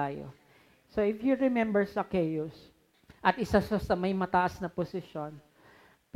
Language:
Filipino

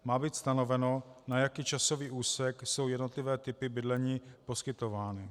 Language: Czech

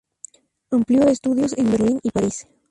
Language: Spanish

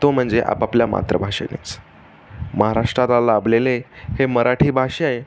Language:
Marathi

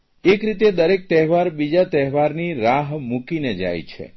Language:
Gujarati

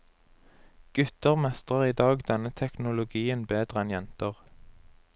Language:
Norwegian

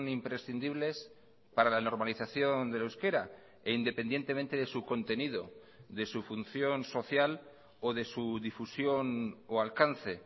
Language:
Spanish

